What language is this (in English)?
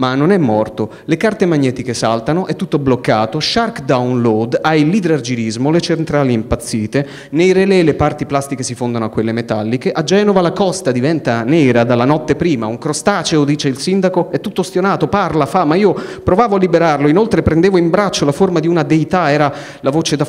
Italian